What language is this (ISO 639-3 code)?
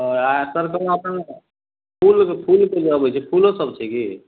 mai